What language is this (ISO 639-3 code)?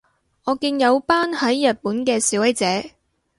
yue